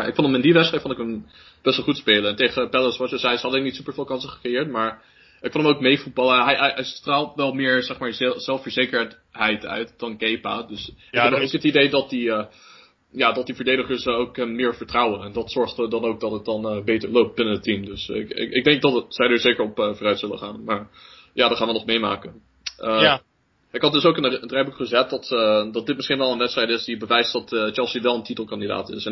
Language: Dutch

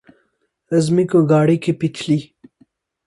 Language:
Urdu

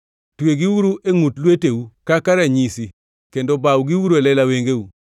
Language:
Luo (Kenya and Tanzania)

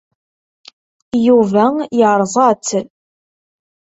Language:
Kabyle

